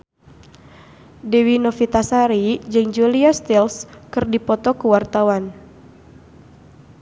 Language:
Sundanese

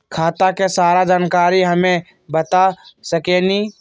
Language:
Magahi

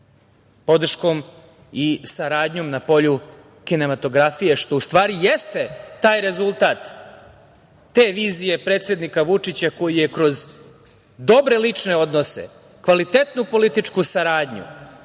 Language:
Serbian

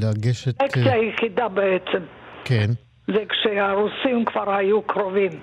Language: Hebrew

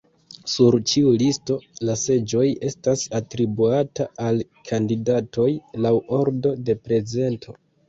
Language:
Esperanto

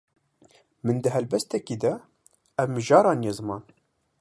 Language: Kurdish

